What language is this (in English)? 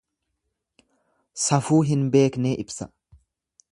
Oromo